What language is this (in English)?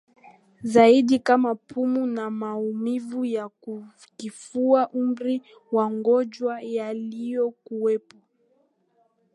Swahili